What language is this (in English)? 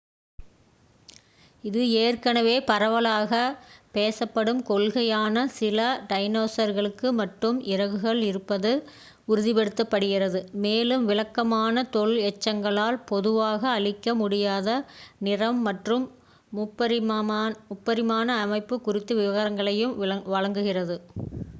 Tamil